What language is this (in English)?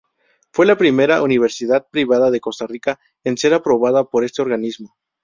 Spanish